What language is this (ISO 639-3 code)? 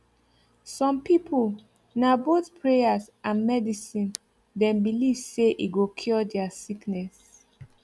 pcm